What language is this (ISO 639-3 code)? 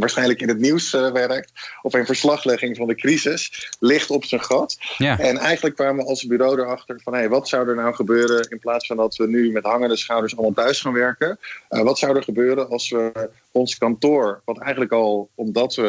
nld